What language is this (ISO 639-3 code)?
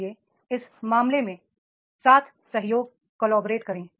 hin